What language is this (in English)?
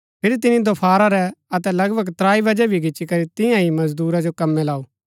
Gaddi